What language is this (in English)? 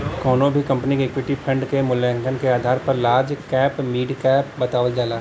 Bhojpuri